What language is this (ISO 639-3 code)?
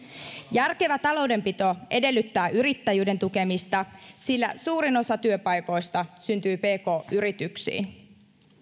fin